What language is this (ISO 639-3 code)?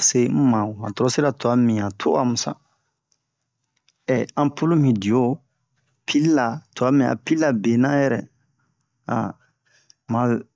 bmq